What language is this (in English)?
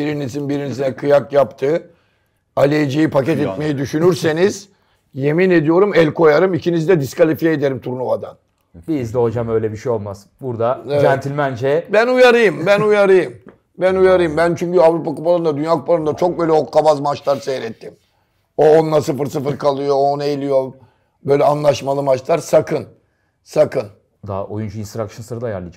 Turkish